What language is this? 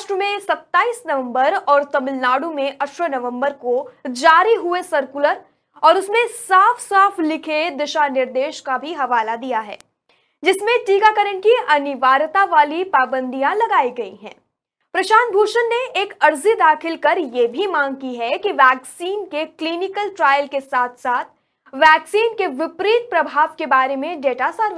Hindi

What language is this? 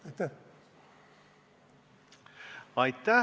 Estonian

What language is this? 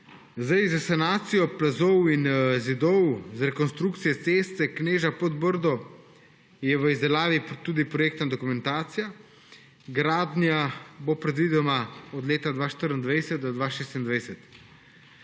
Slovenian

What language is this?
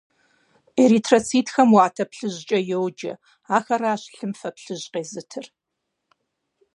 Kabardian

